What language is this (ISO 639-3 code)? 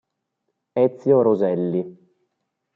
ita